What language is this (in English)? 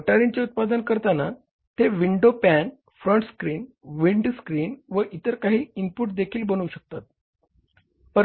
Marathi